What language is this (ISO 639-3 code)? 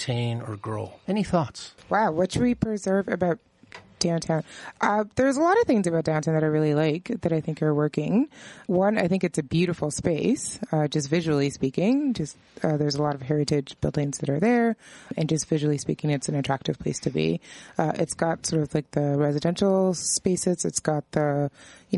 eng